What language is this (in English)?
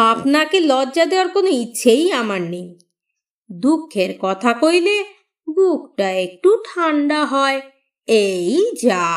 Bangla